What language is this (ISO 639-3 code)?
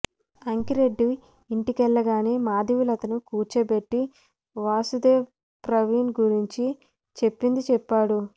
tel